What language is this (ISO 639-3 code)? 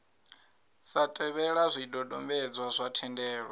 ven